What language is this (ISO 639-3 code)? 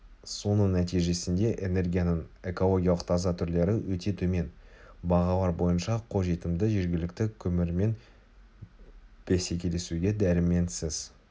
kaz